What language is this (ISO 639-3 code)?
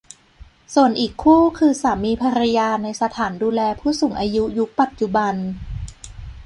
tha